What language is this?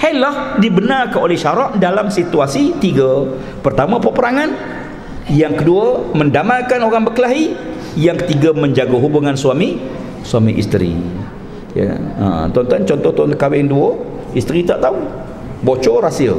Malay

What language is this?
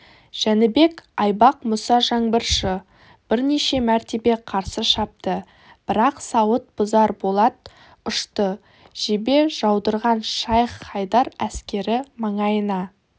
Kazakh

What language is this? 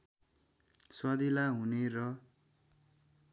Nepali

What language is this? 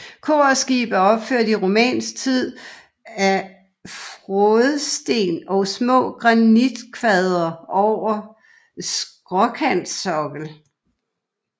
Danish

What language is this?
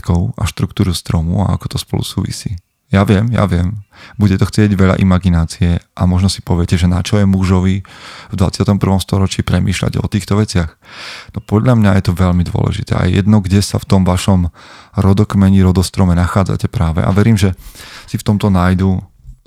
Slovak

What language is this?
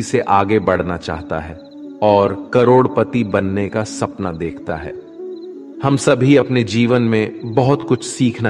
Hindi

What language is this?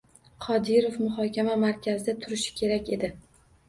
Uzbek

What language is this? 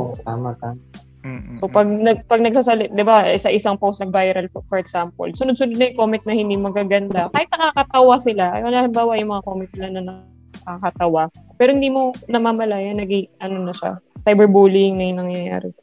Filipino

